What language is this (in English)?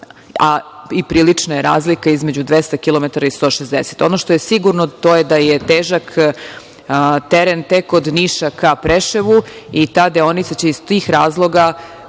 Serbian